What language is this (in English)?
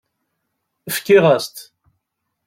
Kabyle